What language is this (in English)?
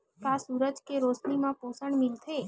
Chhattisgarhi